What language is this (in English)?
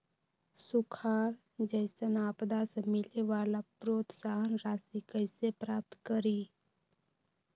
Magahi